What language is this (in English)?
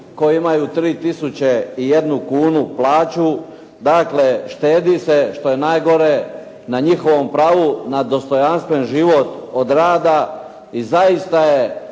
Croatian